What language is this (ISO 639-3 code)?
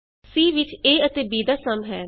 pan